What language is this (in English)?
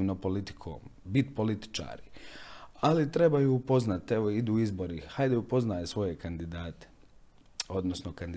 Croatian